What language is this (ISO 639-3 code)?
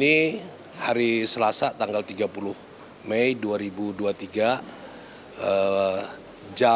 ind